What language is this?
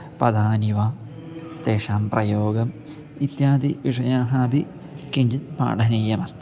Sanskrit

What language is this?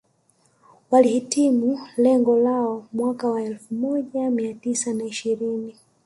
Swahili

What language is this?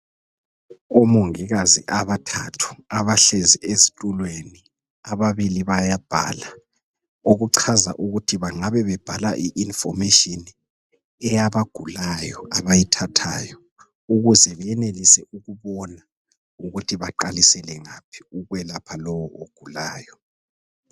North Ndebele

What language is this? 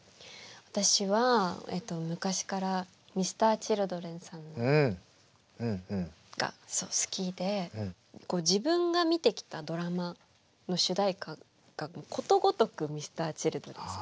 Japanese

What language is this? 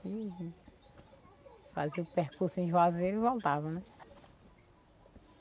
Portuguese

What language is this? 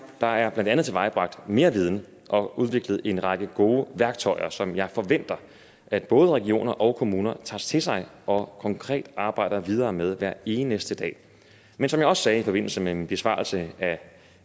Danish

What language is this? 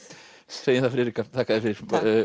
Icelandic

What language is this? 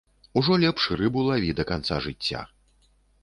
Belarusian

